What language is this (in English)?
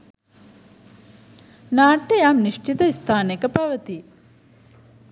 Sinhala